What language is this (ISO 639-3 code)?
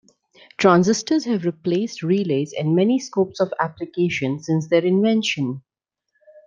eng